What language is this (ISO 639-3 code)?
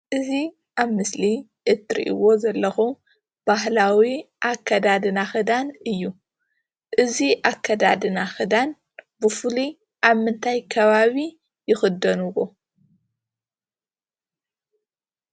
tir